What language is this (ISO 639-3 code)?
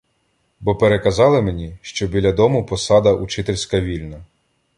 ukr